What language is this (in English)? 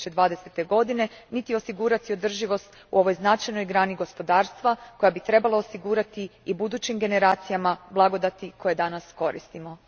Croatian